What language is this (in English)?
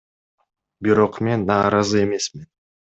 Kyrgyz